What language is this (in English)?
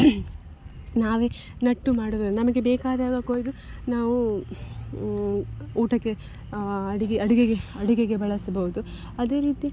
Kannada